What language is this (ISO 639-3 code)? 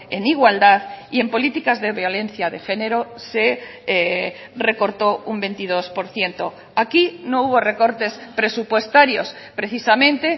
spa